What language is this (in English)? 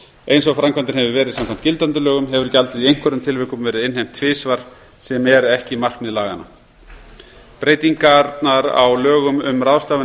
Icelandic